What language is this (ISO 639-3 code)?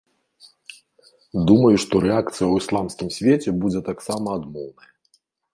bel